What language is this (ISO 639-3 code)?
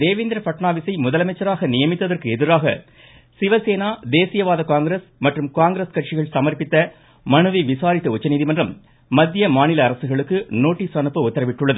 tam